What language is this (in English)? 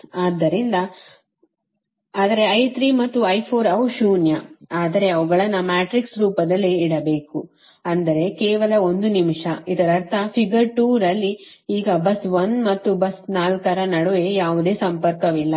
Kannada